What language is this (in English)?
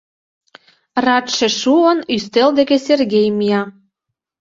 Mari